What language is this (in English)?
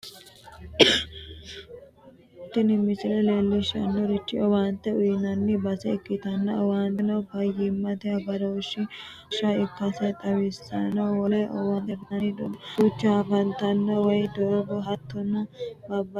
Sidamo